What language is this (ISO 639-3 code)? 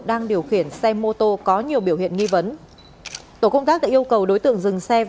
vie